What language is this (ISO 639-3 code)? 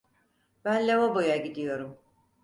tur